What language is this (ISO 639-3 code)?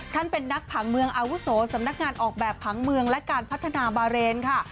tha